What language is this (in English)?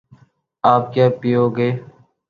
Urdu